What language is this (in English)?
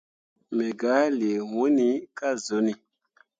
Mundang